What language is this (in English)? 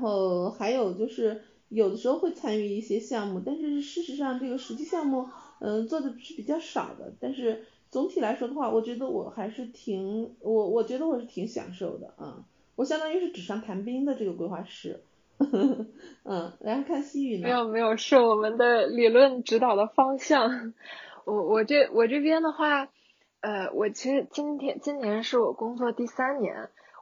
Chinese